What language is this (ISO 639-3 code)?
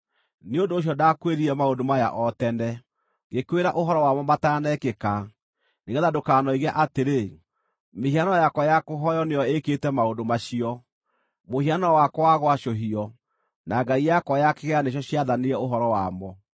kik